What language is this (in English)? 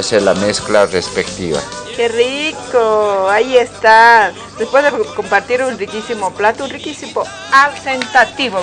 Spanish